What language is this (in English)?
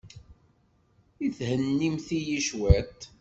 Kabyle